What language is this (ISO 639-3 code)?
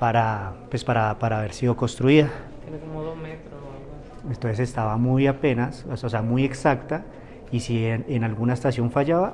spa